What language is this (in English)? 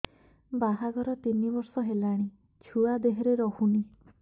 Odia